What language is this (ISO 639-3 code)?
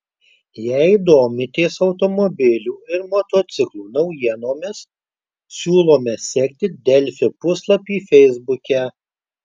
lit